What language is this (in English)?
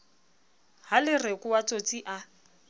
Southern Sotho